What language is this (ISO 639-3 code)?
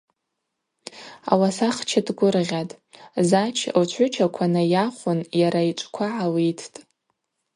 abq